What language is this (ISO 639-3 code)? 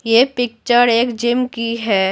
hin